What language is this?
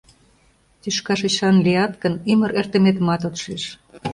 Mari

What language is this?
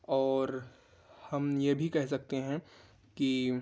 Urdu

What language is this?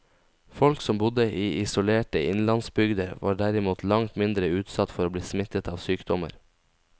Norwegian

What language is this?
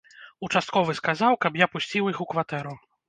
Belarusian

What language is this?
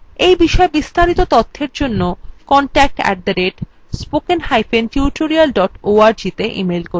Bangla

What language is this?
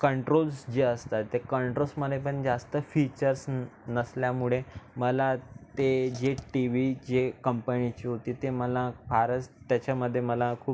Marathi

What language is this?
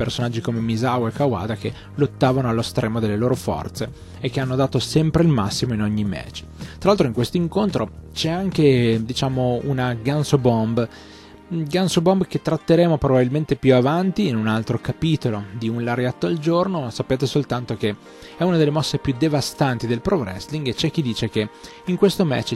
Italian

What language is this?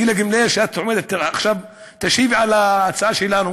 Hebrew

